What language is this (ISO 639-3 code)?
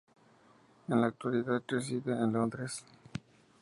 spa